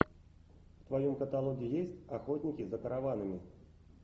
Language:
Russian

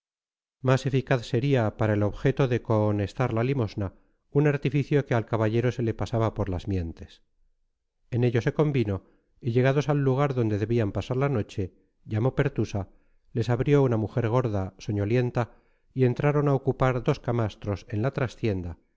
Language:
Spanish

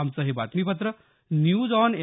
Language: Marathi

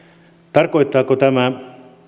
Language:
Finnish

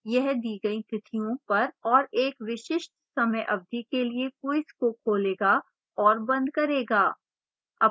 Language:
Hindi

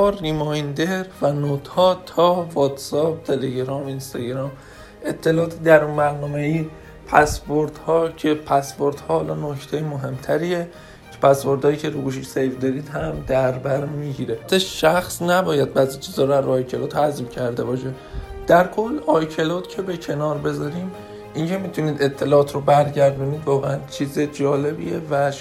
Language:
Persian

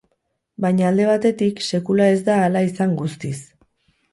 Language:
Basque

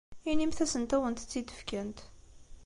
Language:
Kabyle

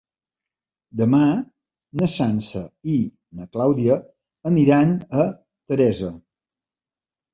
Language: Catalan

